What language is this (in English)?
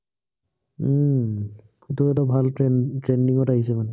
Assamese